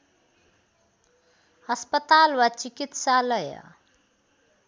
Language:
Nepali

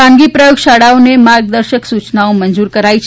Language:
Gujarati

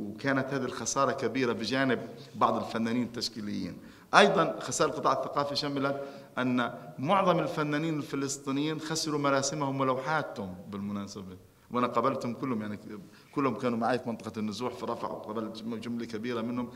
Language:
Arabic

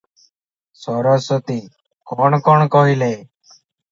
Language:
Odia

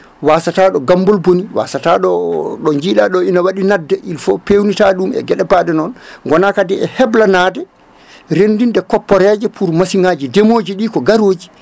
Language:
Fula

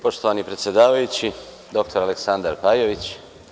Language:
Serbian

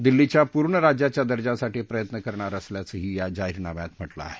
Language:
Marathi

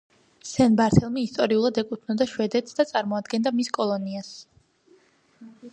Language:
Georgian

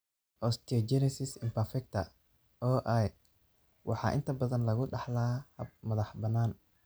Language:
Somali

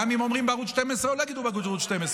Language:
Hebrew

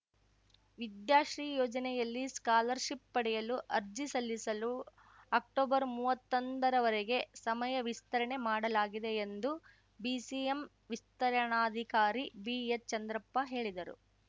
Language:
Kannada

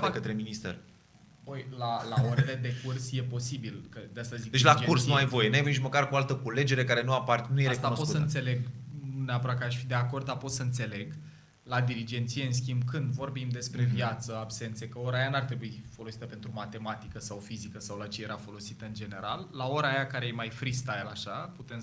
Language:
Romanian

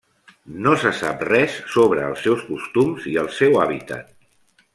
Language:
Catalan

